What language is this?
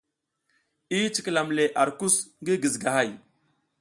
South Giziga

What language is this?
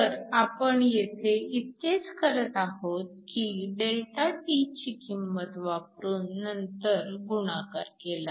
Marathi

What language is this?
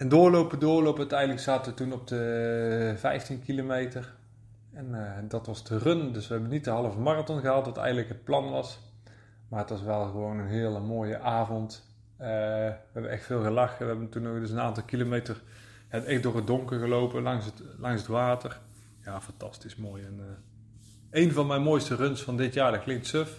Dutch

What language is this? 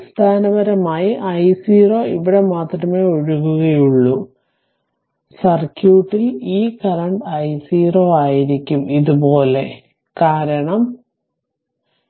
Malayalam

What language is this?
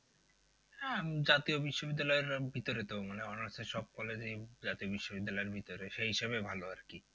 Bangla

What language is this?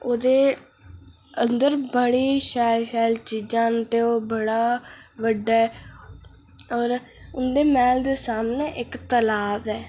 Dogri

